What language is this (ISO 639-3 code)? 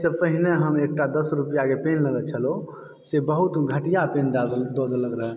mai